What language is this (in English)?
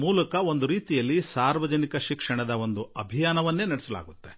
Kannada